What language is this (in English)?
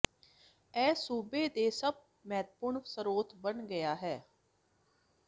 Punjabi